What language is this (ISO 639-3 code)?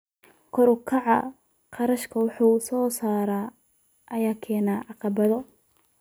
som